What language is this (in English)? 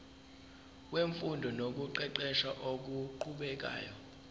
Zulu